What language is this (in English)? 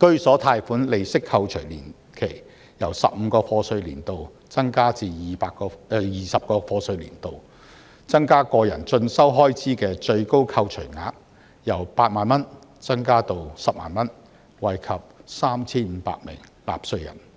Cantonese